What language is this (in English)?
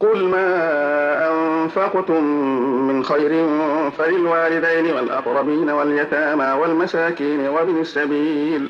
Arabic